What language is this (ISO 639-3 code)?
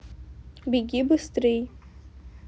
rus